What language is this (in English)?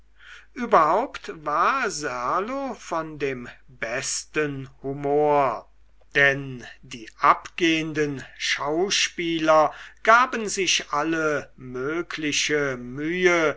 German